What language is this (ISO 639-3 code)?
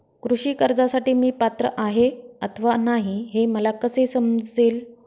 mar